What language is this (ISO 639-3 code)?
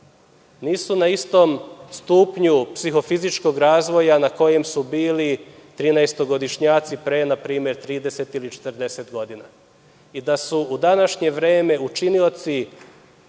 srp